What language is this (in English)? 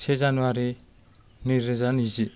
Bodo